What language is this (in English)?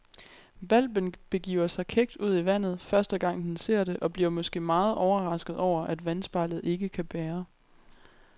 Danish